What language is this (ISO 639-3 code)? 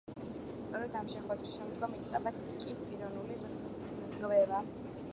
kat